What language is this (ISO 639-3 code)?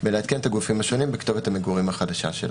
heb